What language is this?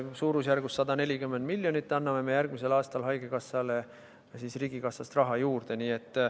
Estonian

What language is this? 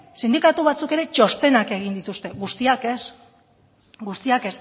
Basque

